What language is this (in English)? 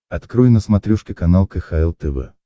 Russian